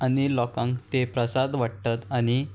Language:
Konkani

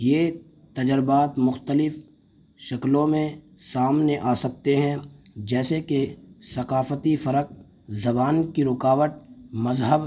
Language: Urdu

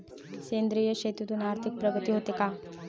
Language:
Marathi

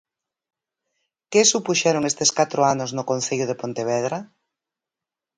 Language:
Galician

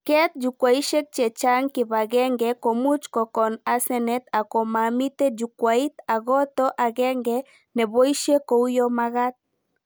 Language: Kalenjin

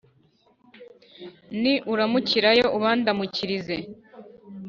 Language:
Kinyarwanda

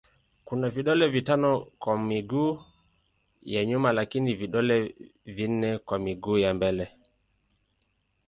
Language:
Swahili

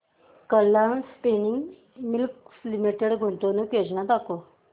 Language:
Marathi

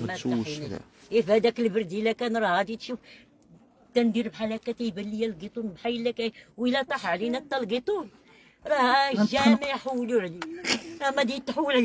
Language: Arabic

